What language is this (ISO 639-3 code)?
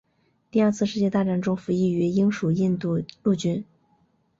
zho